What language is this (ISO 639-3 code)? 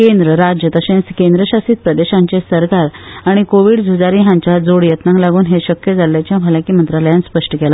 kok